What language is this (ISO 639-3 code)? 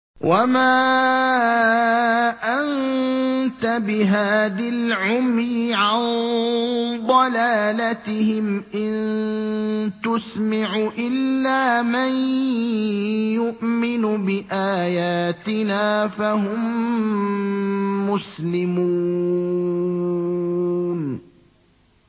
ara